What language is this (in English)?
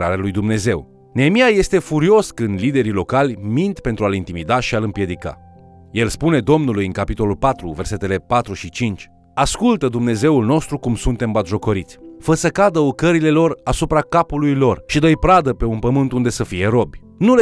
Romanian